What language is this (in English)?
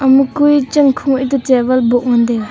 Wancho Naga